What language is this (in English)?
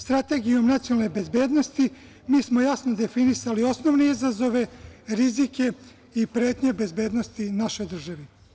Serbian